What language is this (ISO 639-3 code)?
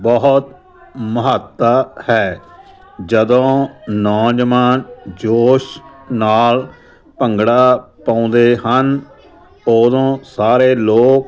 pan